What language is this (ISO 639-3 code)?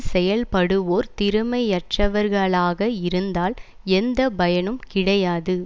tam